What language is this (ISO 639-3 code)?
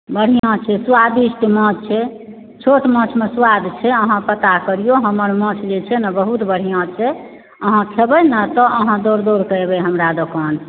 mai